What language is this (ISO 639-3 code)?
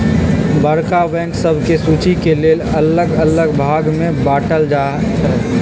mag